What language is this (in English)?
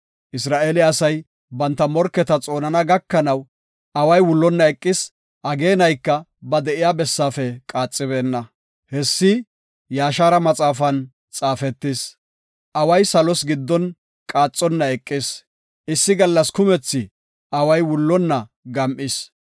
Gofa